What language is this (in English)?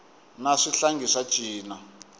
Tsonga